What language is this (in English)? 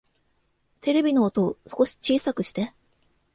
Japanese